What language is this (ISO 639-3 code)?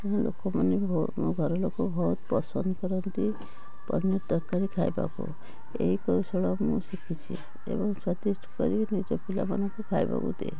ori